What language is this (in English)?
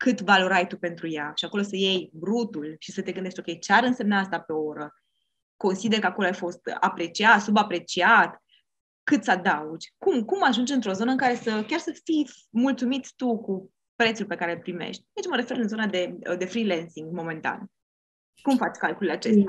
Romanian